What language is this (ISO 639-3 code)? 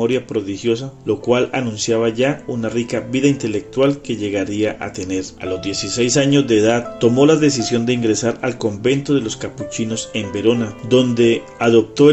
spa